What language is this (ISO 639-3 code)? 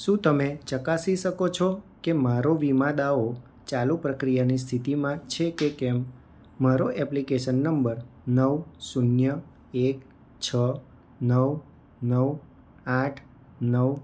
guj